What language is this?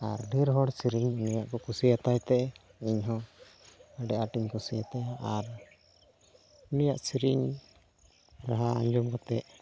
Santali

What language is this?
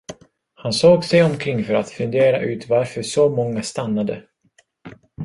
Swedish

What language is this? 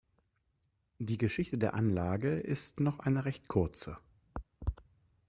German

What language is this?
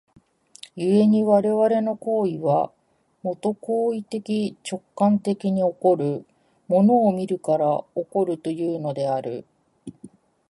Japanese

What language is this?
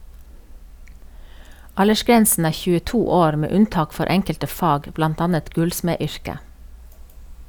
Norwegian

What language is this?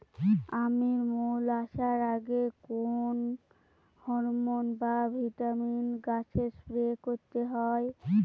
Bangla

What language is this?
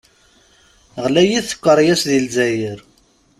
Kabyle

